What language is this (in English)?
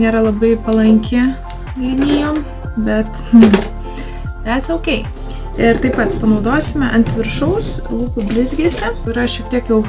Lithuanian